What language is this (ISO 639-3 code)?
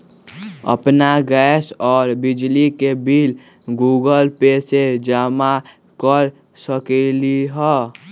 mag